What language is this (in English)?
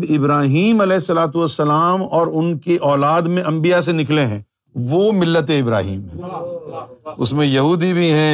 Urdu